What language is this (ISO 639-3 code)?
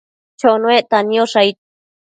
mcf